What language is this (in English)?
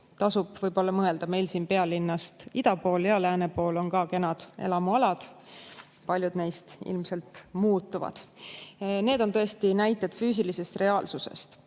Estonian